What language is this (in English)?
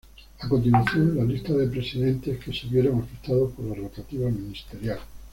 Spanish